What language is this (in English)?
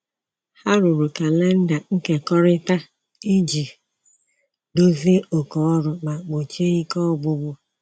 Igbo